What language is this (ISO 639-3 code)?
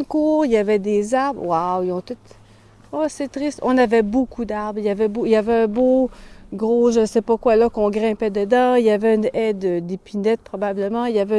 fra